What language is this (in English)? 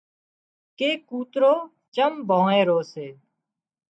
Wadiyara Koli